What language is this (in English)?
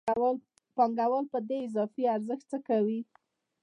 Pashto